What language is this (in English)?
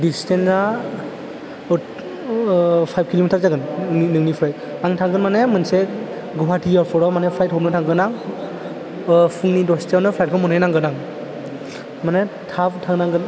Bodo